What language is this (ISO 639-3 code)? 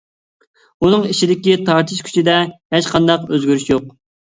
uig